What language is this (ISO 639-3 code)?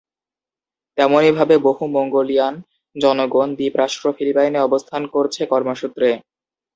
ben